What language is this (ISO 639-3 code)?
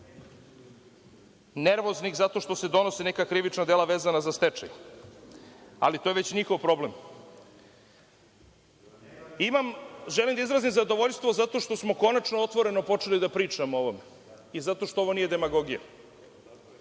srp